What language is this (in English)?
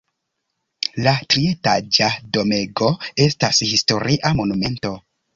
Esperanto